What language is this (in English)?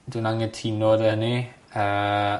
Welsh